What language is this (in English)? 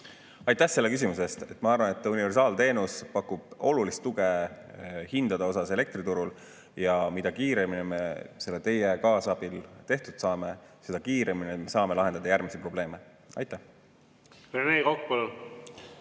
Estonian